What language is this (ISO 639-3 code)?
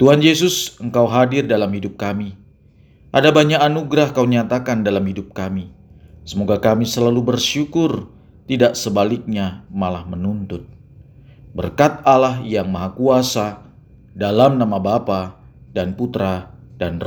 ind